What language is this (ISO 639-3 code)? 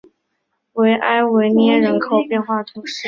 zho